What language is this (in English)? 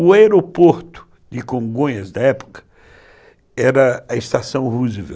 Portuguese